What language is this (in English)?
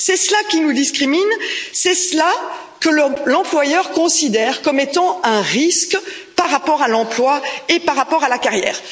French